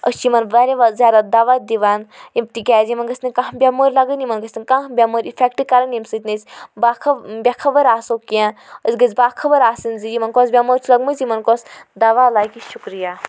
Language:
Kashmiri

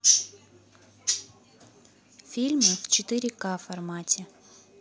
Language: Russian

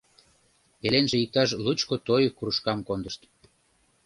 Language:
Mari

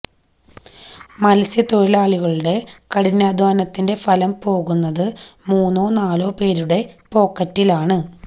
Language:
Malayalam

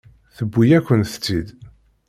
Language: Kabyle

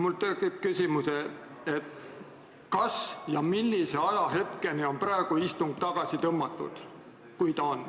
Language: Estonian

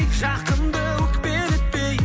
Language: Kazakh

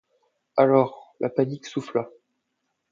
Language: French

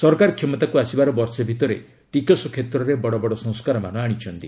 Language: Odia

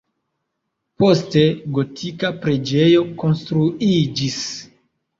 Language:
Esperanto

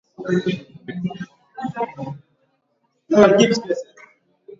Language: Swahili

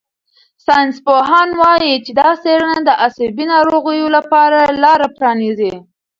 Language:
Pashto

